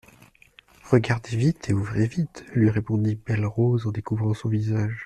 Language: French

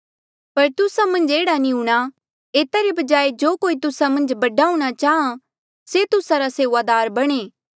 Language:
Mandeali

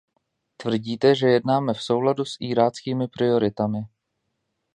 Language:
Czech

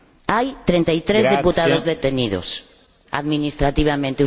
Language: Spanish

